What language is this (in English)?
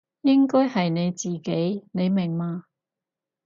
Cantonese